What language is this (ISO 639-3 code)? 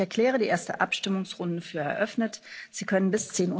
deu